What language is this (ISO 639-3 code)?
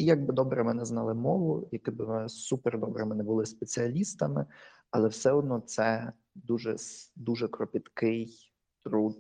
ukr